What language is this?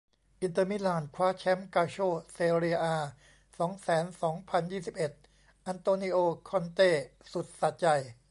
Thai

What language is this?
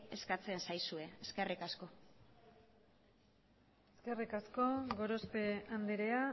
Basque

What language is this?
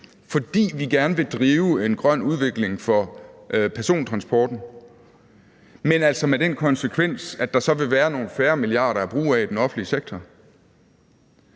Danish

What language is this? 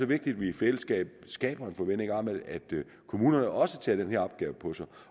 Danish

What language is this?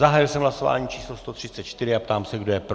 Czech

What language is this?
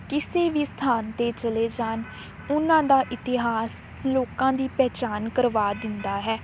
Punjabi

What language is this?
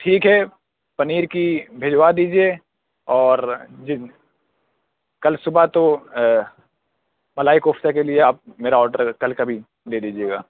Urdu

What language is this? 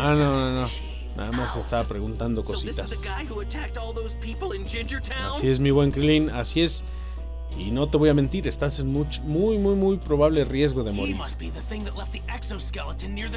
Spanish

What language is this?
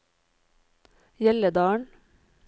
Norwegian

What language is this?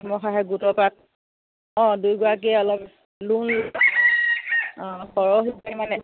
Assamese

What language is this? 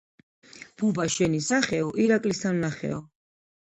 Georgian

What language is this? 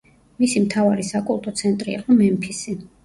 Georgian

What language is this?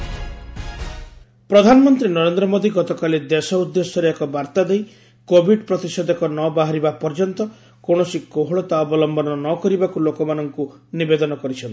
Odia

